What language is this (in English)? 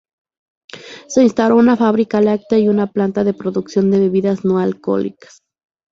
Spanish